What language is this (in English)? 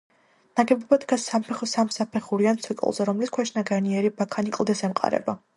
Georgian